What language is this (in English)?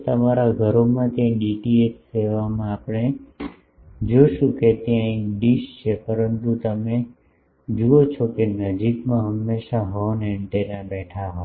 Gujarati